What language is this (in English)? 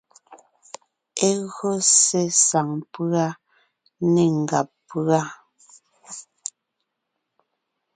Ngiemboon